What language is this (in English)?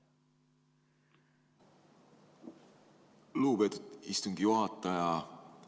Estonian